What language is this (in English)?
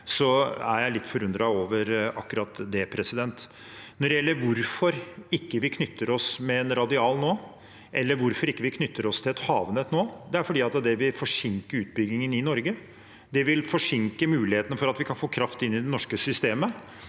Norwegian